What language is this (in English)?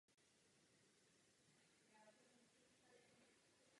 Czech